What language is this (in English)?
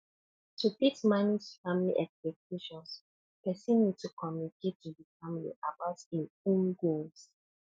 Nigerian Pidgin